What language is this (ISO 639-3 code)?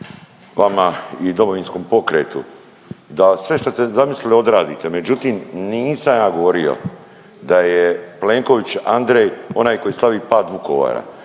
hrv